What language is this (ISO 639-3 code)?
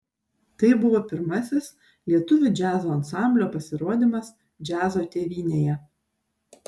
lit